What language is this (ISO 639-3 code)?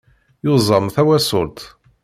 kab